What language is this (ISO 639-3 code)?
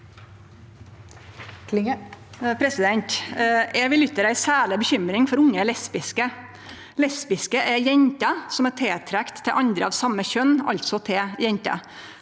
nor